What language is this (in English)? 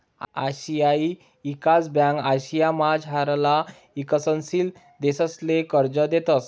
Marathi